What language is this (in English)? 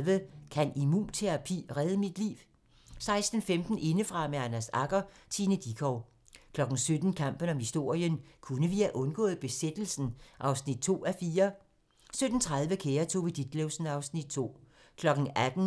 Danish